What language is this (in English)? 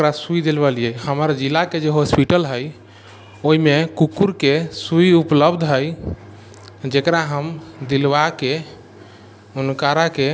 Maithili